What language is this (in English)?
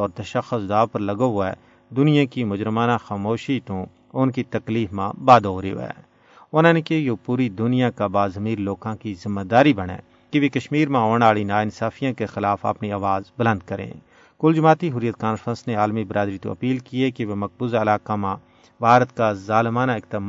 Urdu